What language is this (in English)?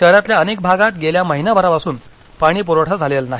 Marathi